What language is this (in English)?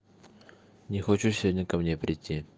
Russian